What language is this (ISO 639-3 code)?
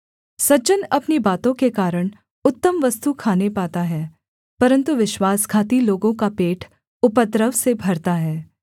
hin